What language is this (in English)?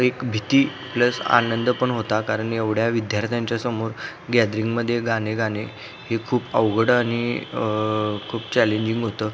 Marathi